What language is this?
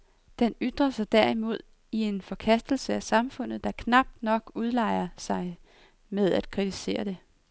Danish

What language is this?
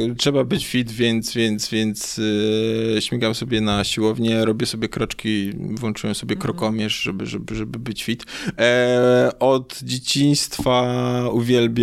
Polish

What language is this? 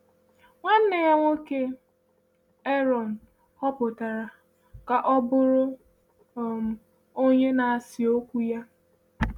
Igbo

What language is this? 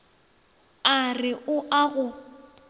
Northern Sotho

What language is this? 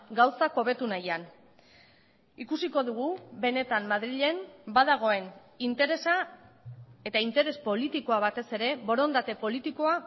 Basque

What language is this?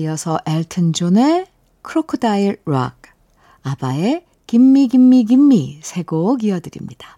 Korean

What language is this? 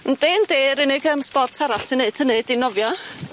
Welsh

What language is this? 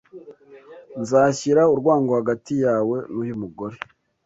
Kinyarwanda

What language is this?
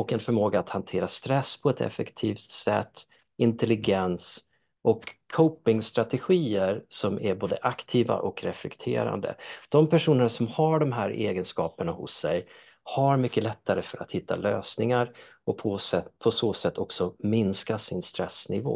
Swedish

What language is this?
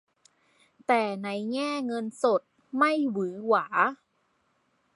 Thai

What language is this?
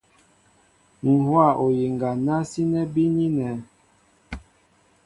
Mbo (Cameroon)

